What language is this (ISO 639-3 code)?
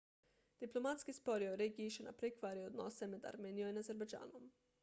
slv